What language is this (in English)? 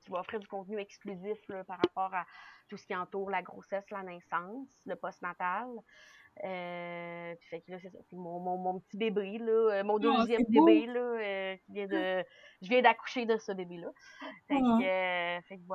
French